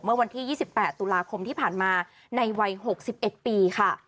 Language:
Thai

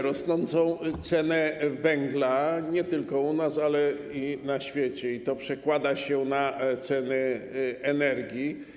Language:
Polish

